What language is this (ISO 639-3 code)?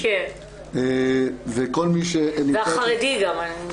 heb